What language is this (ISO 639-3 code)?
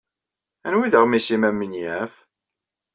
kab